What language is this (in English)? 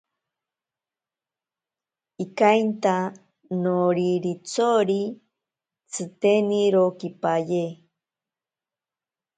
Ashéninka Perené